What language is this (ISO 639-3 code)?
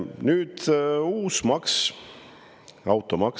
est